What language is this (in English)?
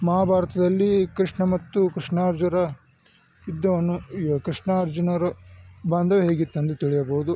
Kannada